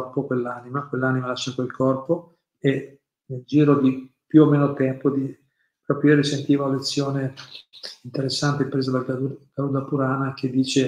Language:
Italian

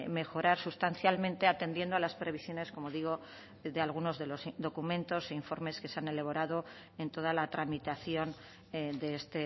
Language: Spanish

